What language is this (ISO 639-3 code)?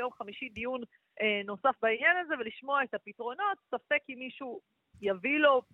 heb